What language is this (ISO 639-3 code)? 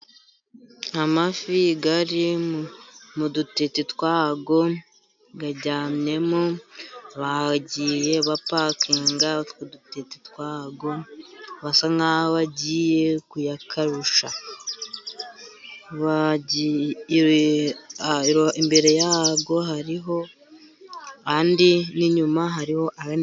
kin